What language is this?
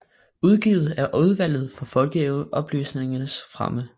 Danish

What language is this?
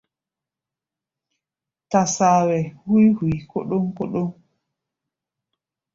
Gbaya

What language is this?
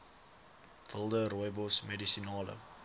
Afrikaans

